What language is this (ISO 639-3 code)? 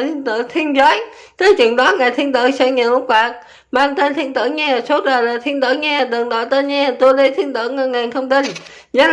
vie